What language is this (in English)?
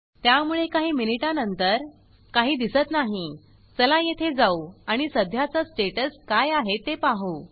Marathi